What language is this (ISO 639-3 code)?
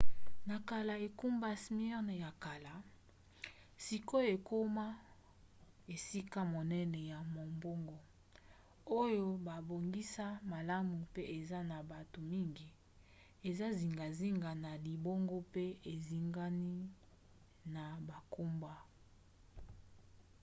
lin